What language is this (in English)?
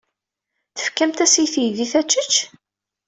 Kabyle